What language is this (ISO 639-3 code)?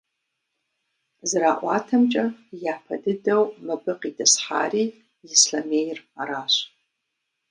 kbd